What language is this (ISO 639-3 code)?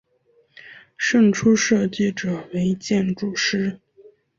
zho